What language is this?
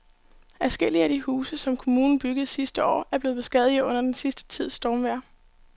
Danish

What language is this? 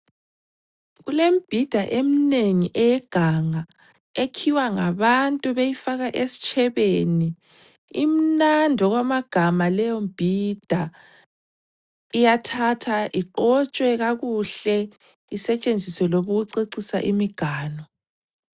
North Ndebele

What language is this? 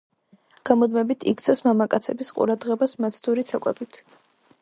Georgian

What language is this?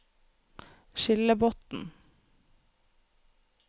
Norwegian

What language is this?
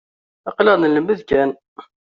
Kabyle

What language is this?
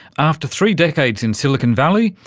English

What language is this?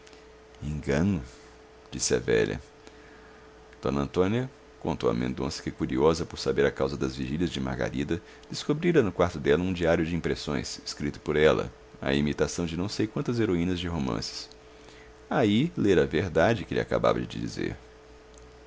Portuguese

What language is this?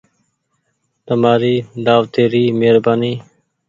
Goaria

